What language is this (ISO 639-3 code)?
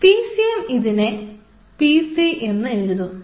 mal